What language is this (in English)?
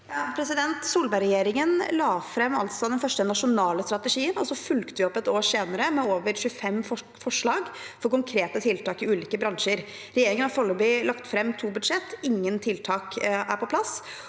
Norwegian